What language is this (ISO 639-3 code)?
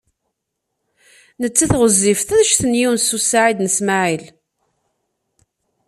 kab